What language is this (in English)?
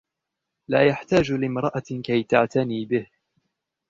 Arabic